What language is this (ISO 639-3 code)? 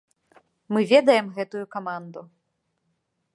bel